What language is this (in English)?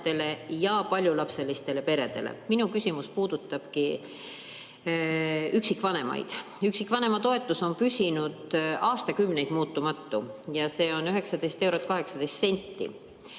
Estonian